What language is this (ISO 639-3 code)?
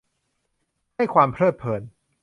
tha